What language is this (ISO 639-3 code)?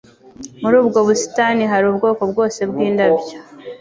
kin